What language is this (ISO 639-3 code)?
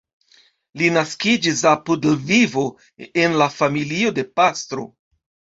epo